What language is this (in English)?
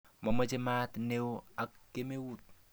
Kalenjin